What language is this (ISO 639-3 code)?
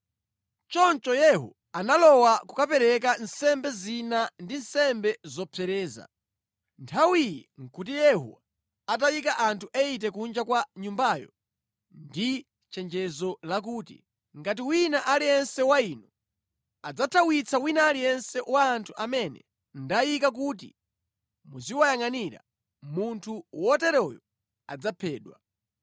nya